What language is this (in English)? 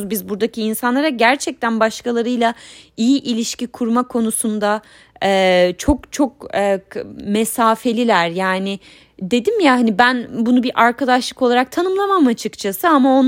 Turkish